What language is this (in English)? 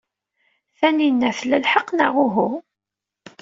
Kabyle